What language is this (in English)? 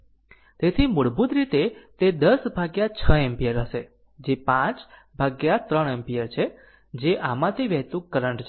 Gujarati